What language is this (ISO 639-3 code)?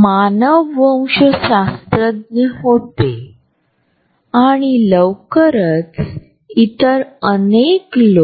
mar